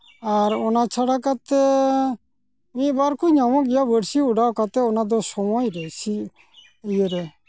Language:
Santali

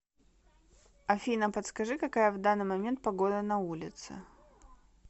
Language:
Russian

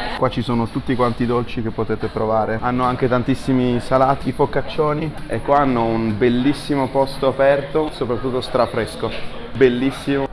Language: Italian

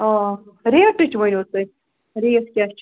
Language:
Kashmiri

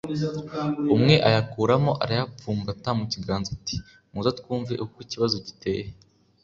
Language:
Kinyarwanda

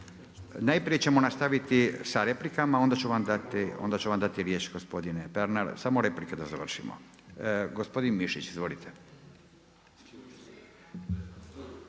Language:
Croatian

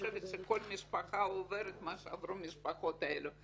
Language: Hebrew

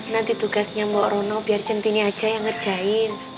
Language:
Indonesian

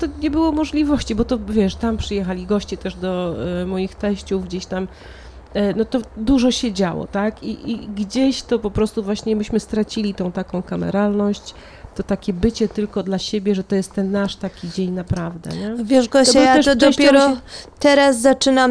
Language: Polish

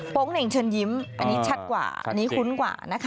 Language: Thai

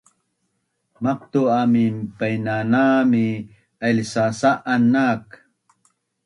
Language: Bunun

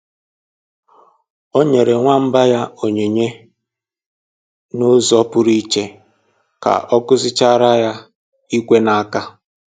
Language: Igbo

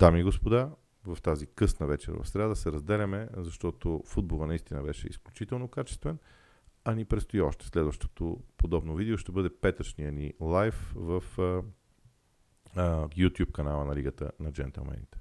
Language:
Bulgarian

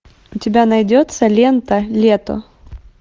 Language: Russian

